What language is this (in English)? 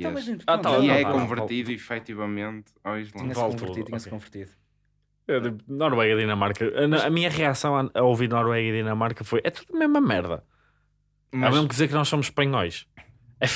Portuguese